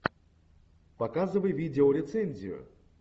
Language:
Russian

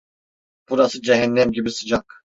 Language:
Turkish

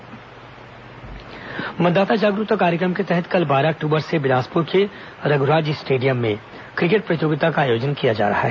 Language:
Hindi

